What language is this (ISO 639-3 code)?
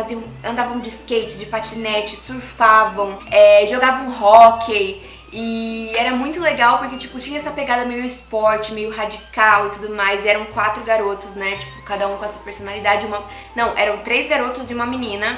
por